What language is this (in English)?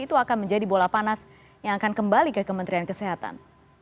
Indonesian